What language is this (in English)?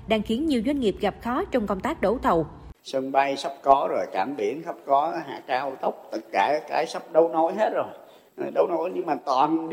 Vietnamese